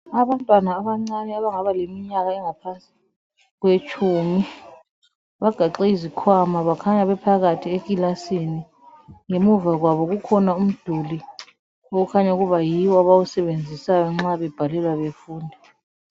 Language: North Ndebele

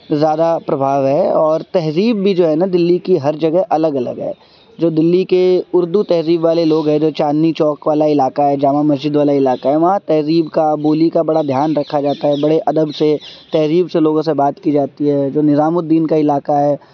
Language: Urdu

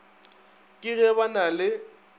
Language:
Northern Sotho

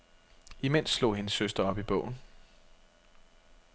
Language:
Danish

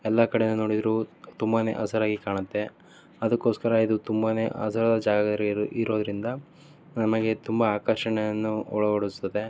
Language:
Kannada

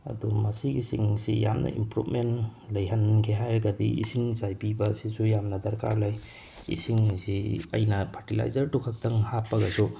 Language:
Manipuri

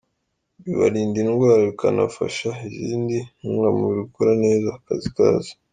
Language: Kinyarwanda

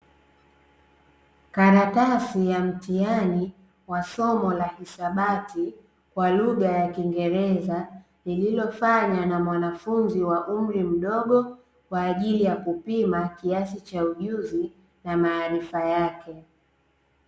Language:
Swahili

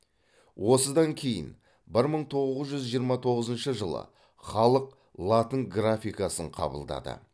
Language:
Kazakh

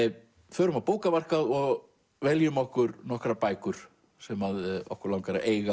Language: Icelandic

